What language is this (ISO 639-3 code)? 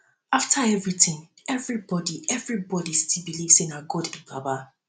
pcm